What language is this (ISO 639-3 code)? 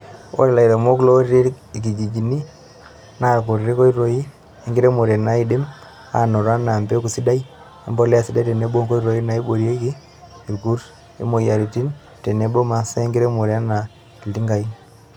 mas